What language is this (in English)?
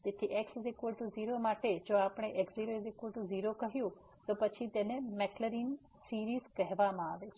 Gujarati